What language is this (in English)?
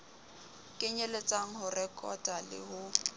Southern Sotho